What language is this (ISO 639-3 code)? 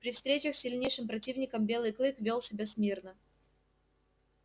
rus